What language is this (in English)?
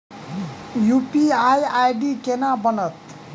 Maithili